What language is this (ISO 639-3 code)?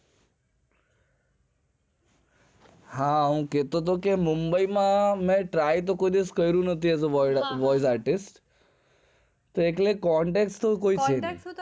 guj